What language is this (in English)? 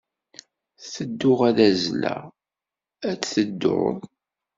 Kabyle